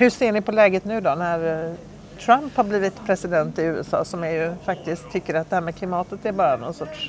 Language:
Swedish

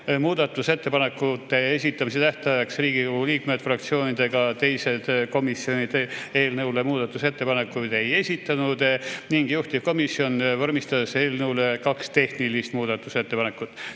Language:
Estonian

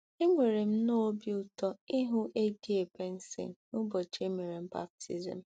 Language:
Igbo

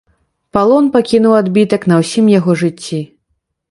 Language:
Belarusian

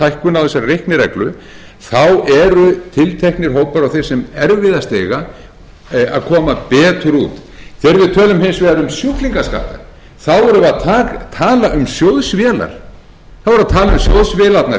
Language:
Icelandic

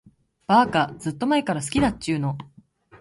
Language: Japanese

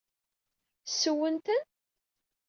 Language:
Kabyle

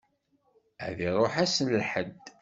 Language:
Kabyle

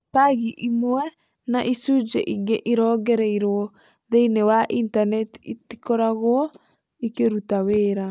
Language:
Kikuyu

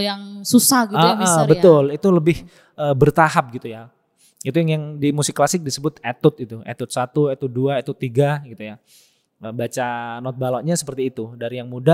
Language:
Indonesian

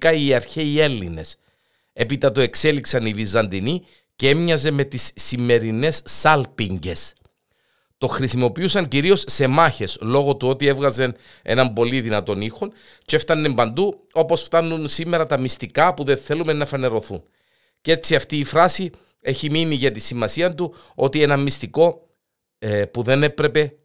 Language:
Greek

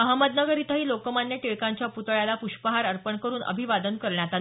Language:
Marathi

